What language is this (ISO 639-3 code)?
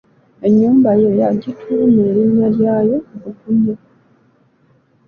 lug